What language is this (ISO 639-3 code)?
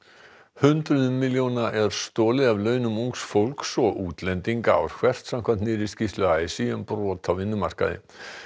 isl